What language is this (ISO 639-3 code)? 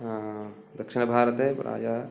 san